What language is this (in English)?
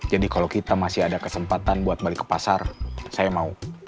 Indonesian